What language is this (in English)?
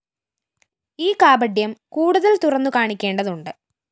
Malayalam